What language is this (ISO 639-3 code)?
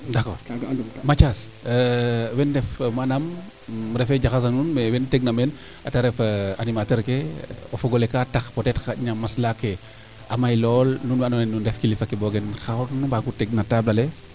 srr